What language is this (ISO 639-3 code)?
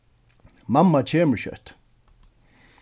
fao